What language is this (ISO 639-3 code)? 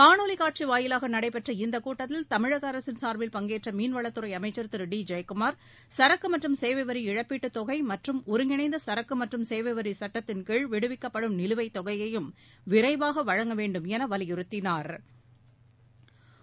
tam